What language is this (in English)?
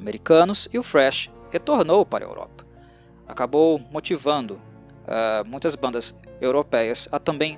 Portuguese